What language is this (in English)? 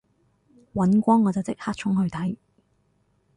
Cantonese